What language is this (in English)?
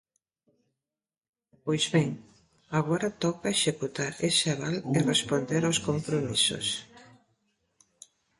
Galician